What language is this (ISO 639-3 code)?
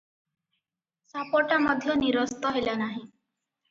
ori